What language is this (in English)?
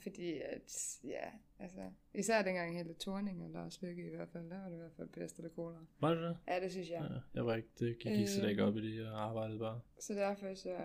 Danish